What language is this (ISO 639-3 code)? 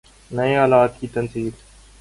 urd